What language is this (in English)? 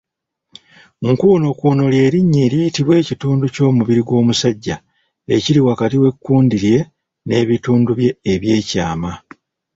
Ganda